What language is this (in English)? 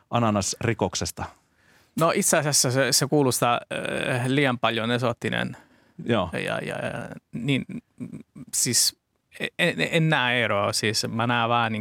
Finnish